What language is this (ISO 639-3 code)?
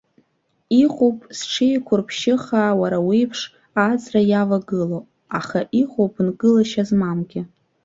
abk